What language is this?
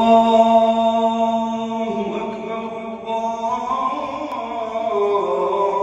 Arabic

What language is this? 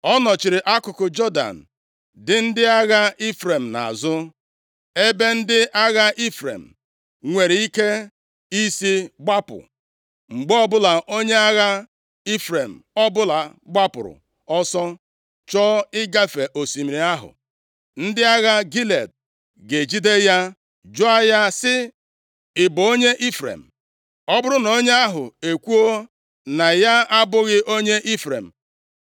Igbo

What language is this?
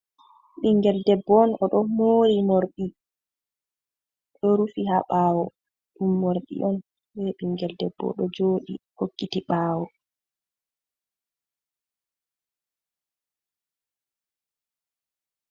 Fula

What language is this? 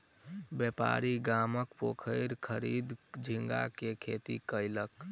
Maithili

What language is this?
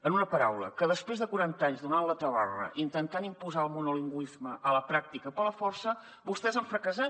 Catalan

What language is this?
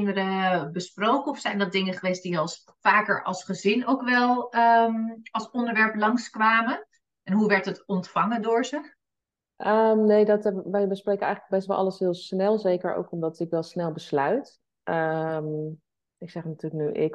Dutch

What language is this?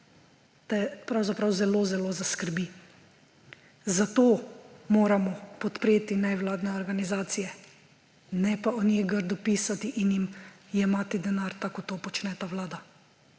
Slovenian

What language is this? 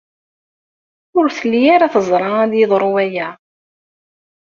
Kabyle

